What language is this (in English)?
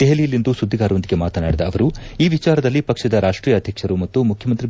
Kannada